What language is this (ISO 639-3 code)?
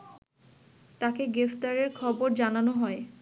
ben